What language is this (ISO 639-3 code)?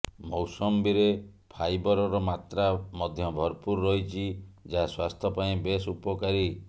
ori